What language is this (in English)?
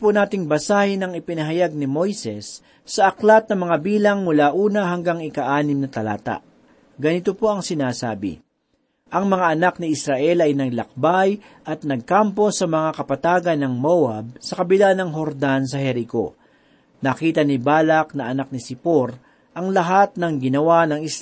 Filipino